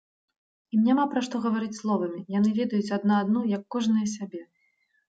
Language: Belarusian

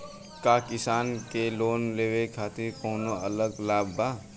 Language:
Bhojpuri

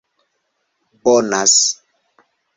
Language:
Esperanto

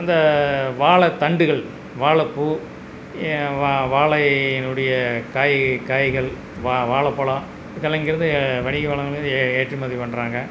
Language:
Tamil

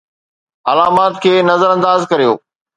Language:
Sindhi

